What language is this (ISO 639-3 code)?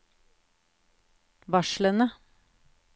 nor